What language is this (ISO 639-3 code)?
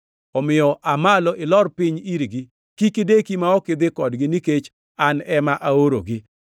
luo